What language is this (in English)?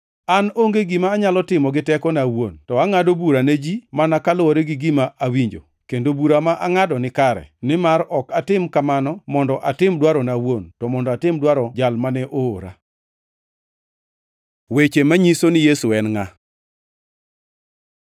Luo (Kenya and Tanzania)